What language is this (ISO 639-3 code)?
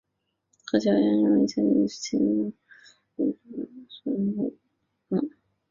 zho